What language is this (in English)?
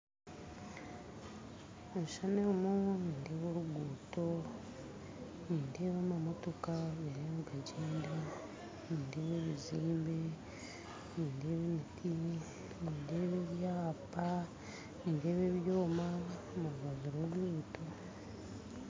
Nyankole